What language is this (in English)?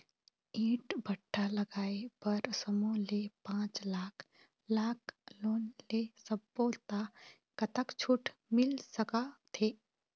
Chhattisgarhi